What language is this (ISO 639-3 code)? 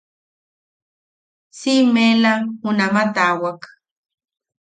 yaq